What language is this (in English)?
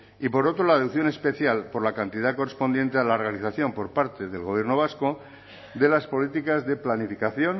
Spanish